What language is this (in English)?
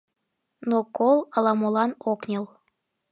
Mari